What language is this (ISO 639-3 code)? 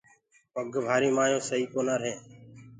ggg